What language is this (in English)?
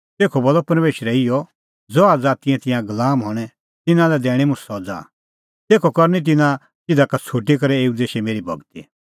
Kullu Pahari